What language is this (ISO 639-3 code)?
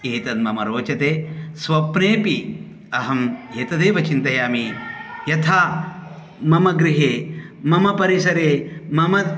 san